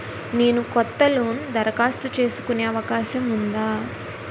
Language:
Telugu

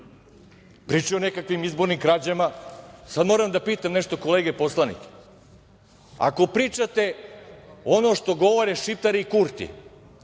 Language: Serbian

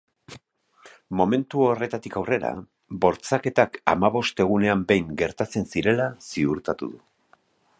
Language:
Basque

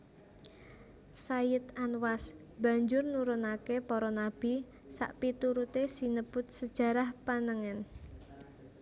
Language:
Javanese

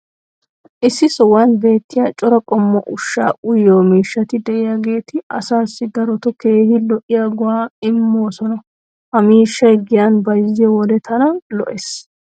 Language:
Wolaytta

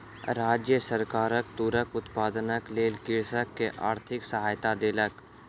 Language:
Maithili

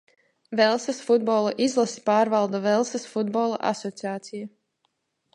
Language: Latvian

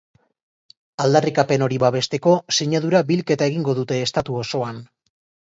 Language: Basque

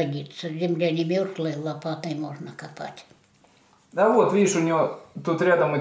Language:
Russian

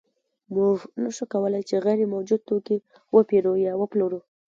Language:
Pashto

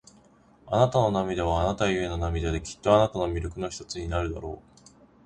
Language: Japanese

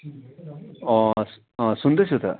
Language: Nepali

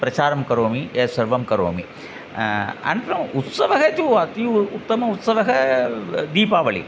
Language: Sanskrit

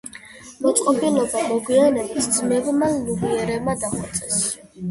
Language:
Georgian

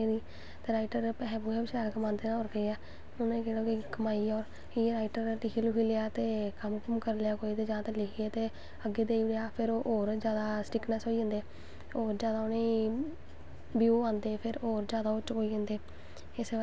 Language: Dogri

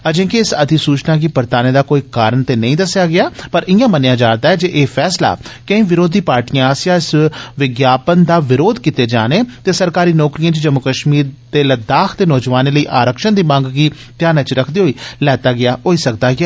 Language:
Dogri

